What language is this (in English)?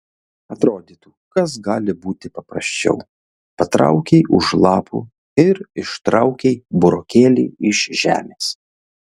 Lithuanian